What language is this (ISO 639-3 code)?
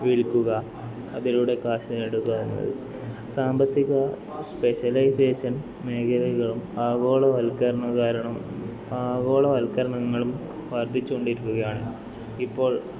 mal